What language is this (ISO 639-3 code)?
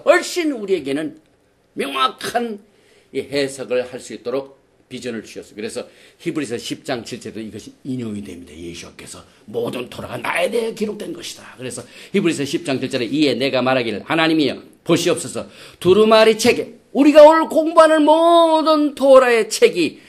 kor